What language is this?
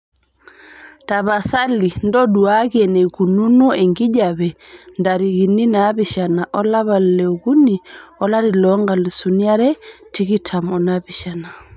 Masai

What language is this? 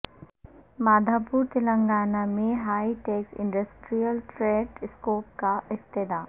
Urdu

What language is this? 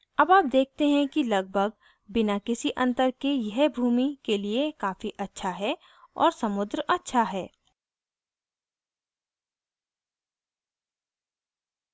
Hindi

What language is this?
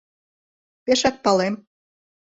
Mari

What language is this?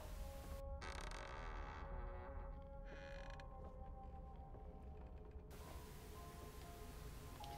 German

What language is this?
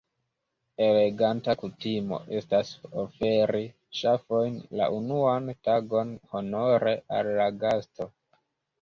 Esperanto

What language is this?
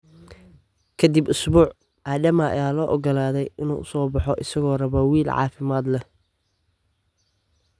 Somali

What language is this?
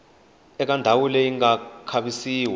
Tsonga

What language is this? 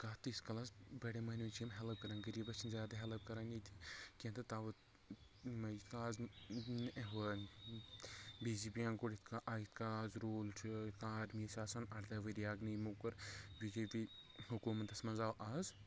Kashmiri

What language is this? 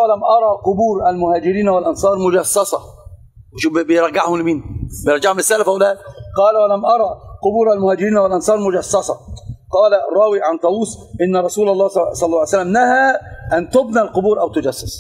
Arabic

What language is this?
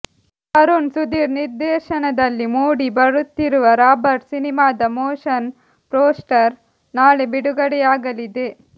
Kannada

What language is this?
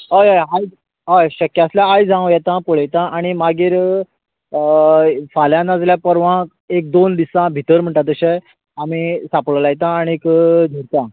Konkani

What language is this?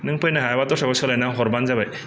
Bodo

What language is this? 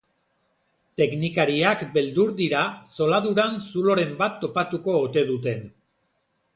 Basque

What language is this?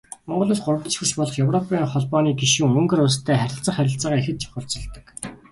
Mongolian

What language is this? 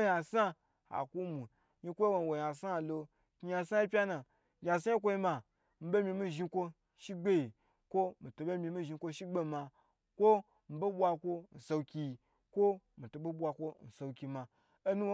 Gbagyi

